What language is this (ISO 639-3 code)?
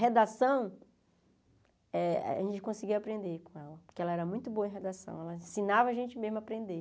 por